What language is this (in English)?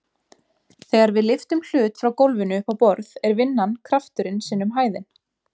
Icelandic